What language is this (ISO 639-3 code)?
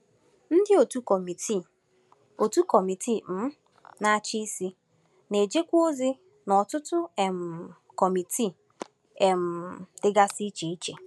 ibo